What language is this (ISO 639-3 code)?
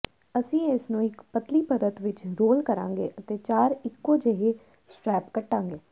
pan